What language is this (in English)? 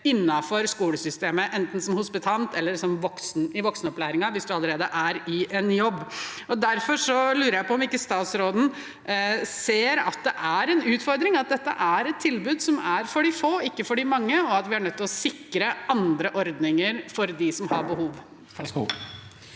Norwegian